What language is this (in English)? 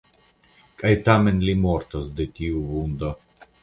Esperanto